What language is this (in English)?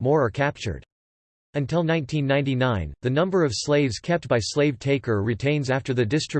English